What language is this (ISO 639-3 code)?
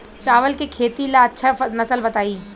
bho